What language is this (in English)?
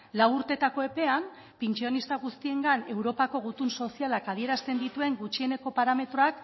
Basque